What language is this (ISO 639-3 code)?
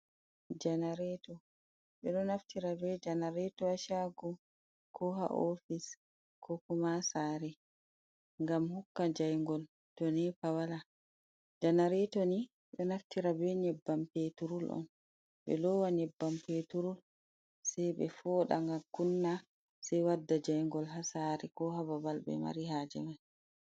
ful